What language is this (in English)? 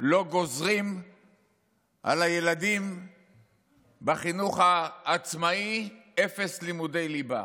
Hebrew